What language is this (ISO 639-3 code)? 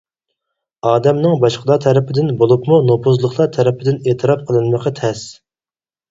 uig